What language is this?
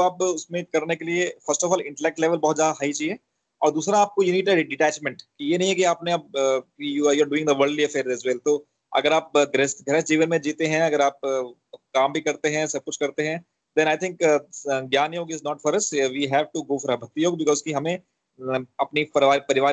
Hindi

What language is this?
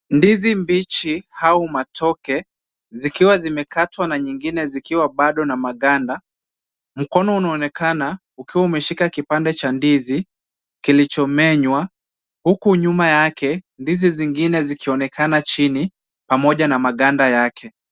Swahili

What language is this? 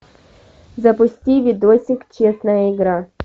Russian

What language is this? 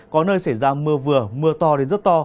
Vietnamese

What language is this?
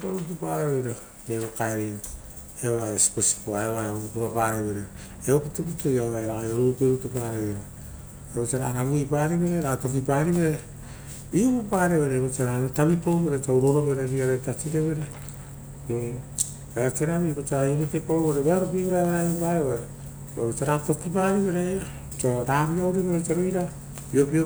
Rotokas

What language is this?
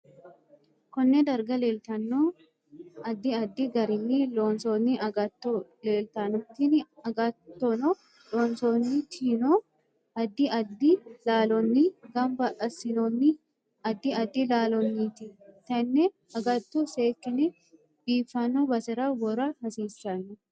Sidamo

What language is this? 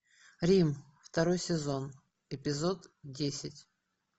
Russian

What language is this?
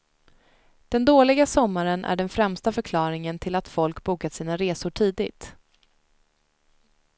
Swedish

